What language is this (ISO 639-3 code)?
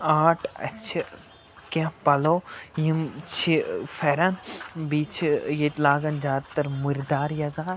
kas